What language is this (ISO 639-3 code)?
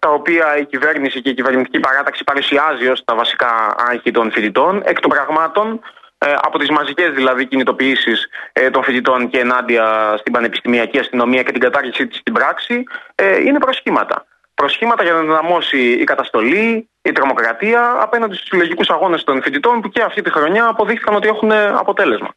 ell